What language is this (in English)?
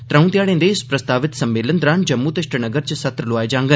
Dogri